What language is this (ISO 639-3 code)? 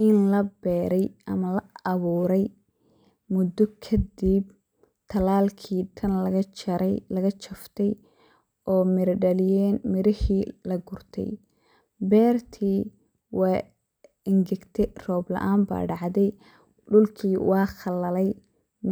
som